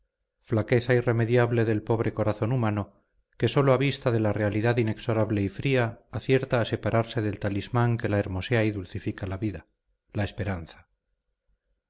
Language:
Spanish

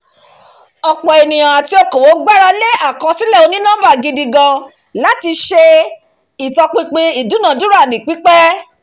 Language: Yoruba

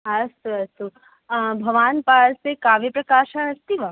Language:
Sanskrit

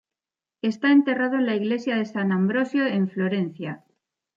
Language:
Spanish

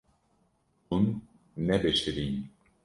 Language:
Kurdish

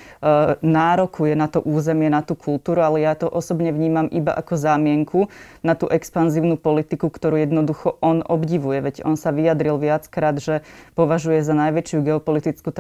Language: Slovak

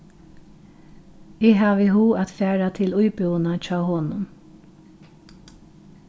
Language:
Faroese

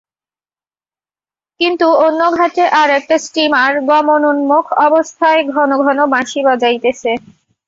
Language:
Bangla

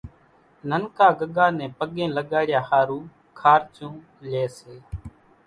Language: Kachi Koli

